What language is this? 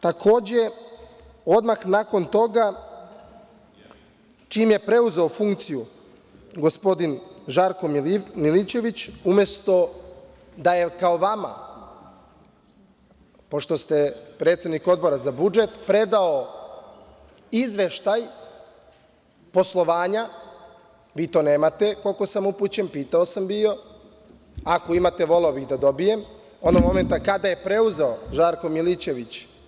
Serbian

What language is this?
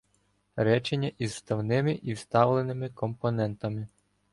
Ukrainian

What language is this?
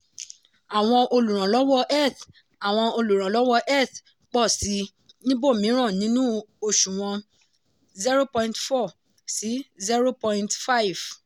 Yoruba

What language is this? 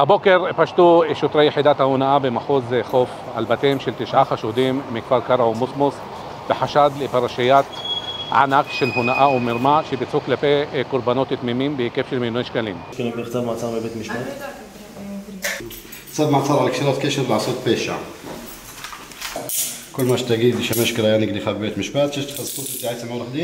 Hebrew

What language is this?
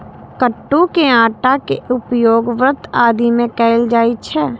Maithili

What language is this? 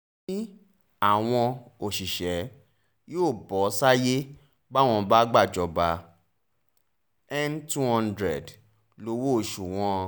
Yoruba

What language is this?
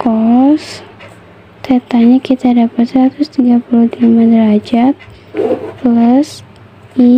Indonesian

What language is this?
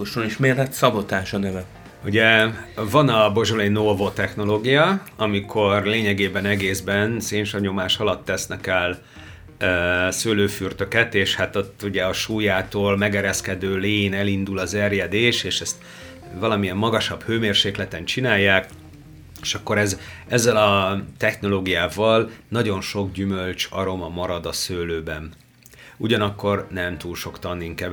Hungarian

